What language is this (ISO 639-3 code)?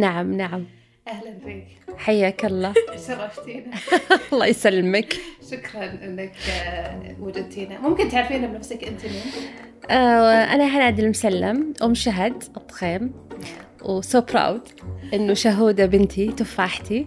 ara